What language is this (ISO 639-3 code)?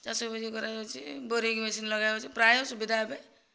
ori